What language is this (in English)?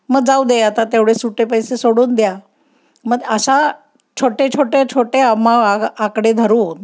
Marathi